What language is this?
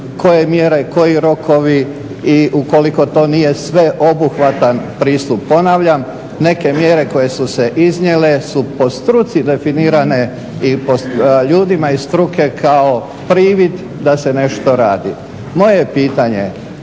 Croatian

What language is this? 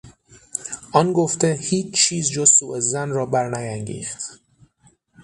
Persian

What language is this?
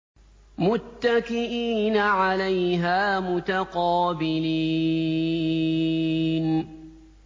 Arabic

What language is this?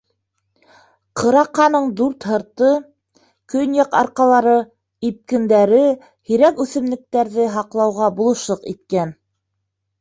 Bashkir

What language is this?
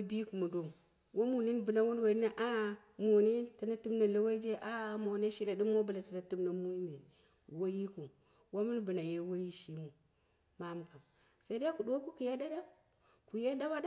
Dera (Nigeria)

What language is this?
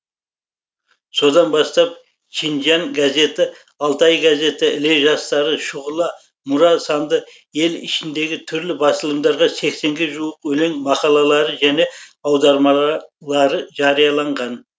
Kazakh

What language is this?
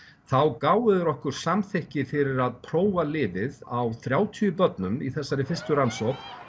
Icelandic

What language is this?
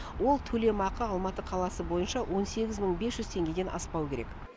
Kazakh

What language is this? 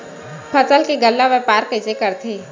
Chhattisgarhi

